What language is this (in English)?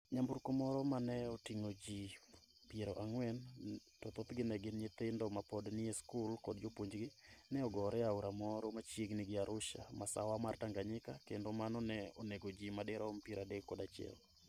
Luo (Kenya and Tanzania)